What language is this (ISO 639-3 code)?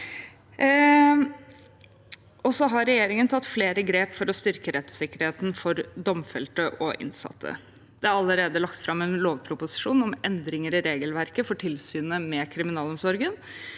nor